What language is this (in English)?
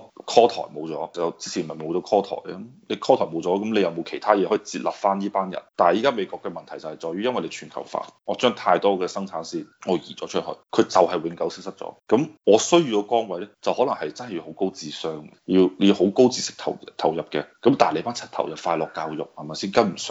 Chinese